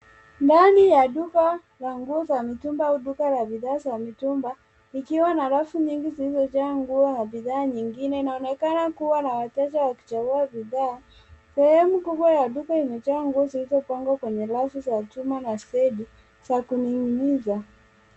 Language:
Swahili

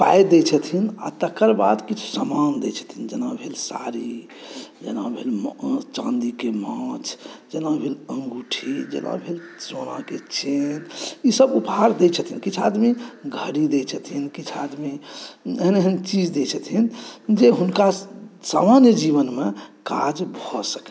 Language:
Maithili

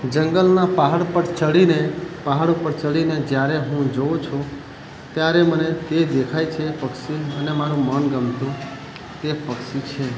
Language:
Gujarati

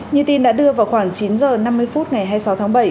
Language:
Vietnamese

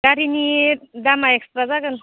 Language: Bodo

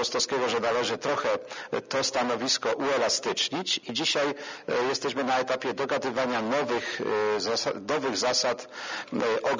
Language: Polish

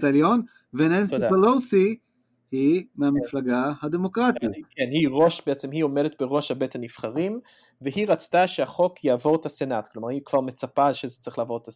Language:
Hebrew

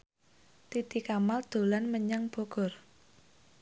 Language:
Javanese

